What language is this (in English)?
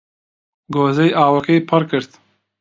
Central Kurdish